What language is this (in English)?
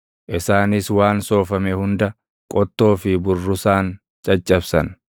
Oromo